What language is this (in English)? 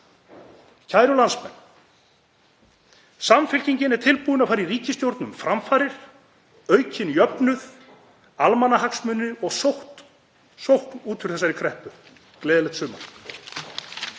Icelandic